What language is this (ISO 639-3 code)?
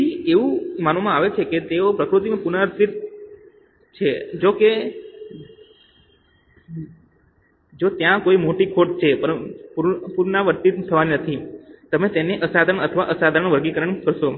guj